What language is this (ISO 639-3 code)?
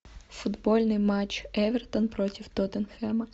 rus